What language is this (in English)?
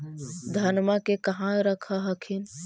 Magahi